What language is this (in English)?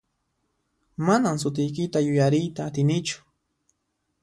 Puno Quechua